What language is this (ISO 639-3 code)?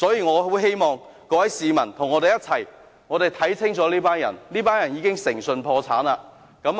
yue